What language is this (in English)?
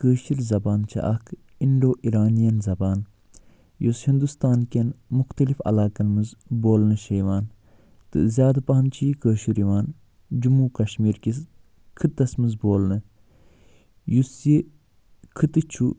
Kashmiri